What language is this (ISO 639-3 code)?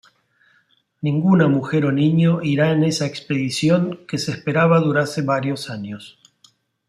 spa